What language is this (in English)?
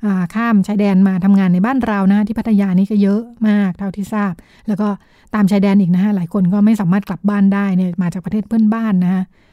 Thai